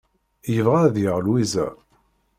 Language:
Kabyle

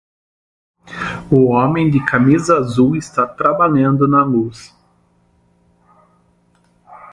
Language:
Portuguese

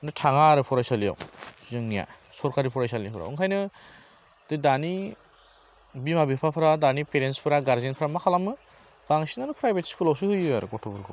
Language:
Bodo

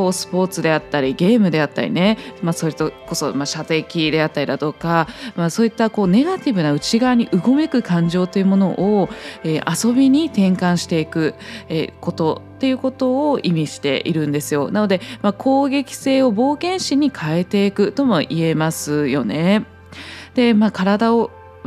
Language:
Japanese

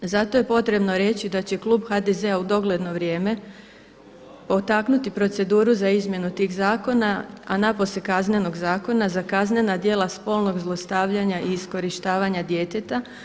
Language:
Croatian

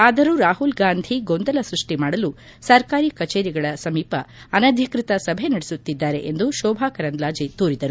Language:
Kannada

